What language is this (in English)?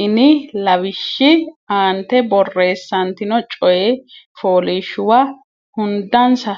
Sidamo